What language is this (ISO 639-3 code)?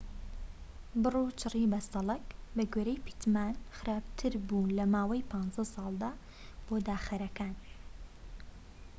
ckb